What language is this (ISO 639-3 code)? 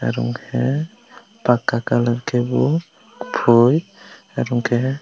trp